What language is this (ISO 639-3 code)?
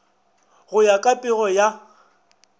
nso